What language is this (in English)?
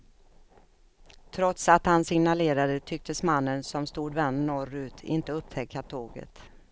Swedish